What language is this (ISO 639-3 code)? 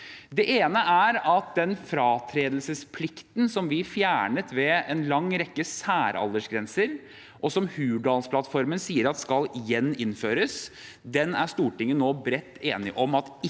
nor